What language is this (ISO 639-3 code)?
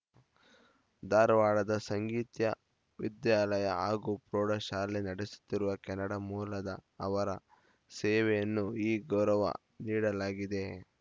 kan